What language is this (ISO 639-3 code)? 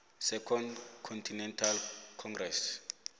nbl